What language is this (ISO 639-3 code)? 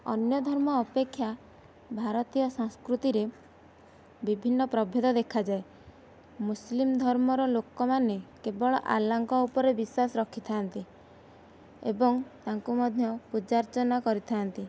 ori